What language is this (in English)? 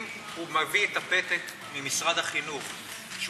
Hebrew